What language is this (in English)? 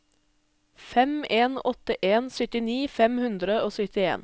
Norwegian